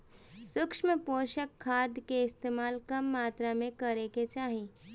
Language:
Bhojpuri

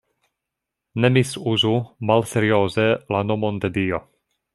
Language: Esperanto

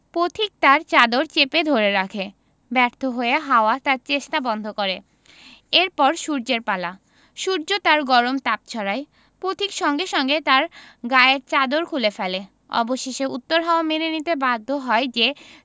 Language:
Bangla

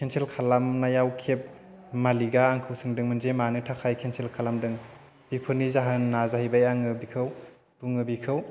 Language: Bodo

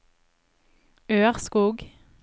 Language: Norwegian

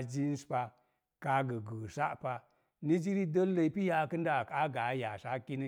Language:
Mom Jango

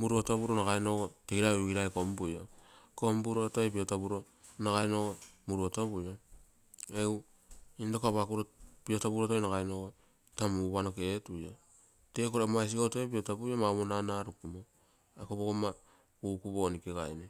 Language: Terei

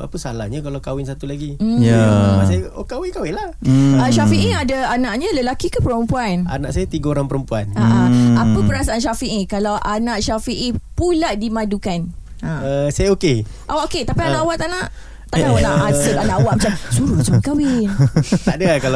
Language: Malay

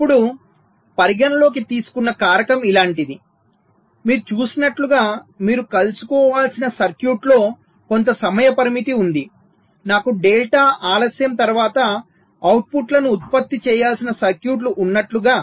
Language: Telugu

